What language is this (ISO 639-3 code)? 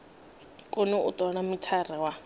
ven